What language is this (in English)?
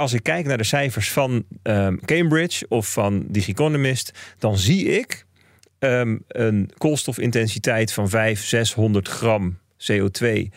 Dutch